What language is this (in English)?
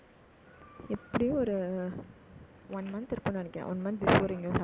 Tamil